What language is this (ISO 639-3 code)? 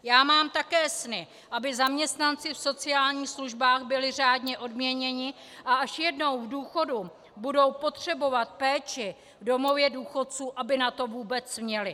ces